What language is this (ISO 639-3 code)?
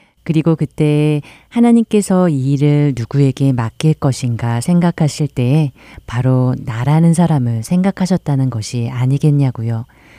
kor